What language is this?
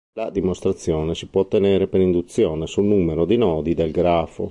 Italian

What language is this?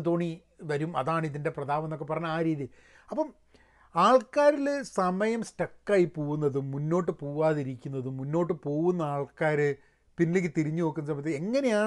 Malayalam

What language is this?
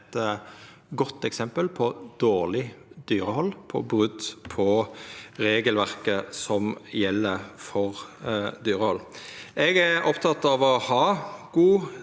Norwegian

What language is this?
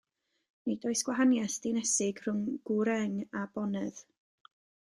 Welsh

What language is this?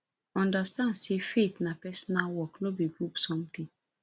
Nigerian Pidgin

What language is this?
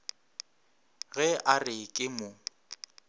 Northern Sotho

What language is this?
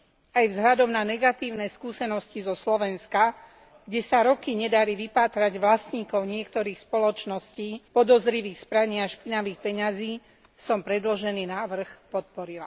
Slovak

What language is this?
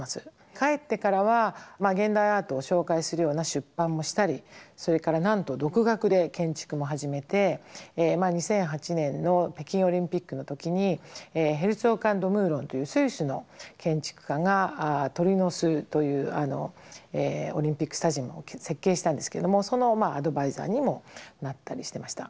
Japanese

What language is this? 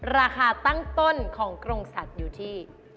Thai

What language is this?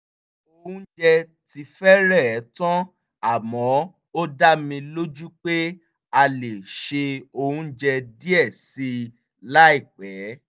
Yoruba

